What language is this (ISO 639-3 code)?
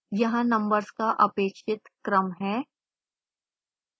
hin